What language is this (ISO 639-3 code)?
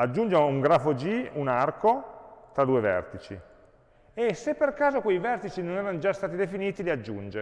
ita